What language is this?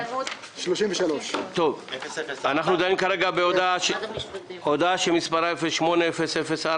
Hebrew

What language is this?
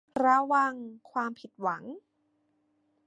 Thai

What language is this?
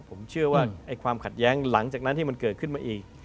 Thai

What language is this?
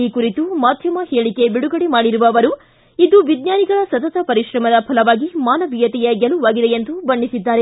Kannada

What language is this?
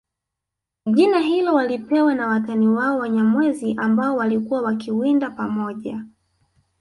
Swahili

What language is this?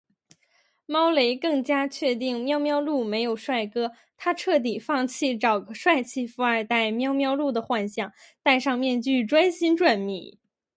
Chinese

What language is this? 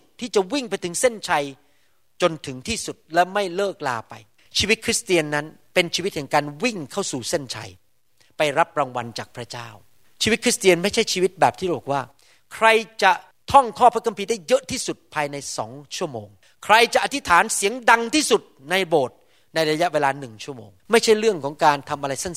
Thai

